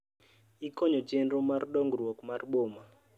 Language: Luo (Kenya and Tanzania)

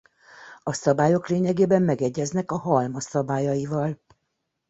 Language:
Hungarian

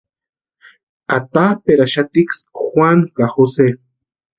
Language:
Western Highland Purepecha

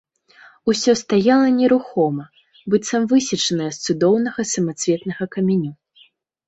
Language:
Belarusian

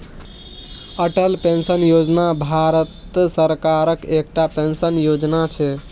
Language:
Maithili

